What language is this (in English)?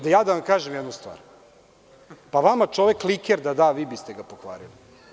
Serbian